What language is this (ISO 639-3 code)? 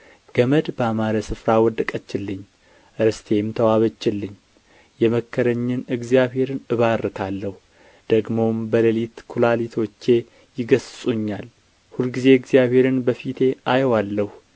amh